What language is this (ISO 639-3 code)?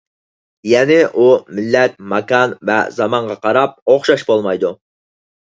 uig